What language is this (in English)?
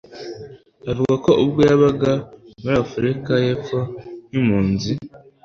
Kinyarwanda